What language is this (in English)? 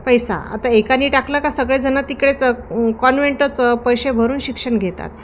Marathi